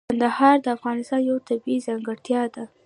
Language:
Pashto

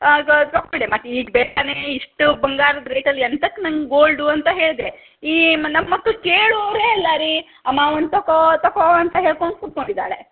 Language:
Kannada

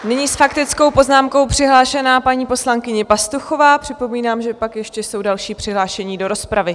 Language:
Czech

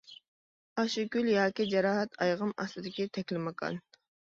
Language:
Uyghur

